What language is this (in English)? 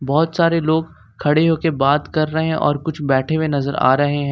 Hindi